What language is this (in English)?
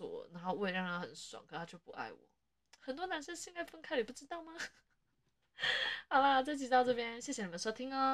Chinese